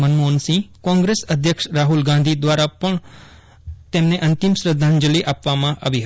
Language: Gujarati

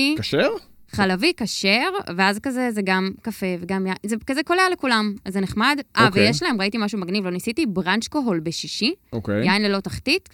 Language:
Hebrew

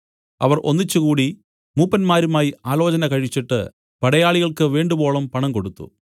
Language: Malayalam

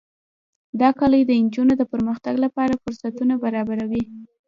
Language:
Pashto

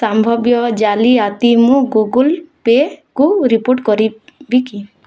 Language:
Odia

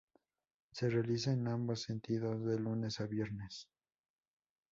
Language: Spanish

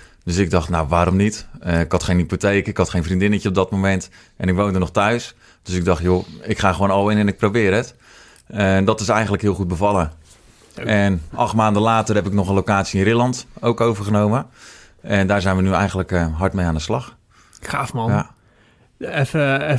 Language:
Dutch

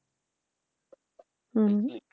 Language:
Punjabi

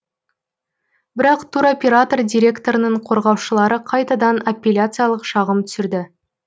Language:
Kazakh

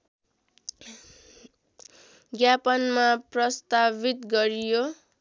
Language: Nepali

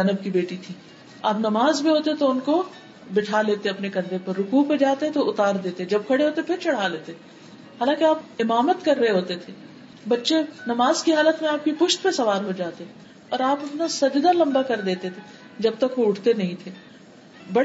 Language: Urdu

